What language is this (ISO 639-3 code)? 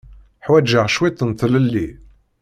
kab